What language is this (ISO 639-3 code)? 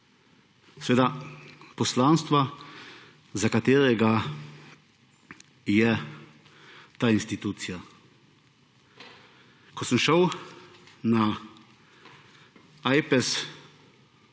slv